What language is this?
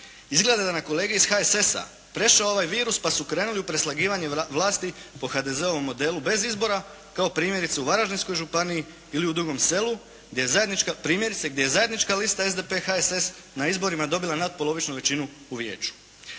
Croatian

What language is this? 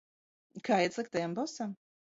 Latvian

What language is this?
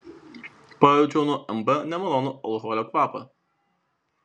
Lithuanian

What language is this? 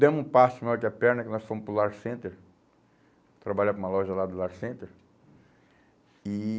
Portuguese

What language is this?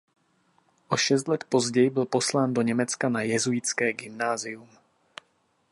Czech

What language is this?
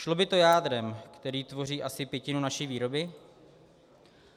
Czech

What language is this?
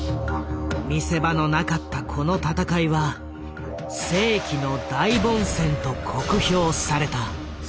Japanese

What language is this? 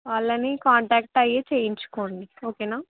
Telugu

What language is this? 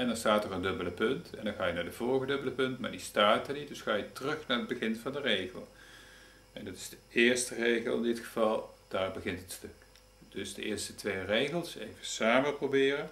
Dutch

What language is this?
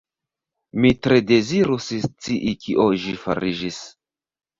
Esperanto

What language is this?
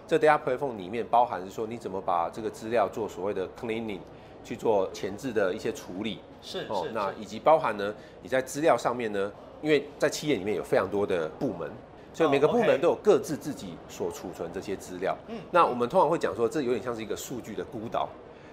Chinese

